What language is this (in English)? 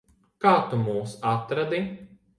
Latvian